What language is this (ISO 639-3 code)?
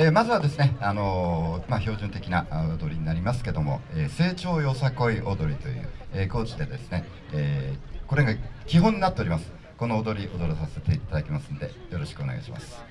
jpn